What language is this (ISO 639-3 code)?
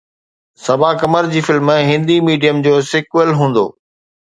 snd